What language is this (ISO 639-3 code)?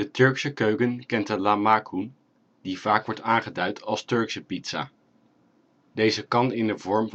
nld